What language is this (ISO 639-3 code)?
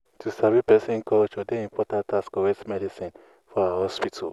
pcm